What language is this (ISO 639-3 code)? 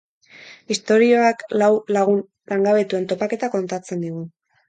eus